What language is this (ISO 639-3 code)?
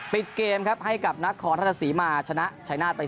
tha